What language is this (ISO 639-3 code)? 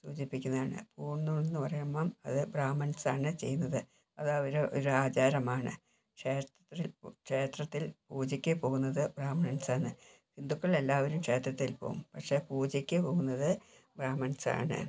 mal